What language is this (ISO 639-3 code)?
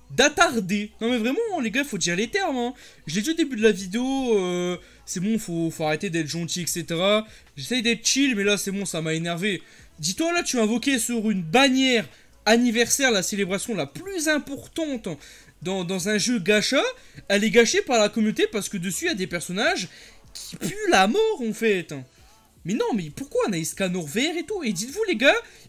fra